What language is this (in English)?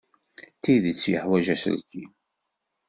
Kabyle